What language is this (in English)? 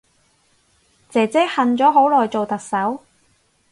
Cantonese